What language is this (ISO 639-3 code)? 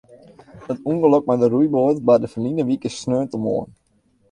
fry